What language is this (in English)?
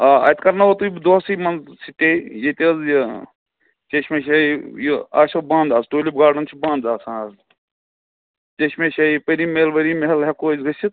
Kashmiri